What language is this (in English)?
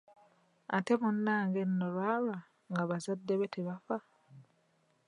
Ganda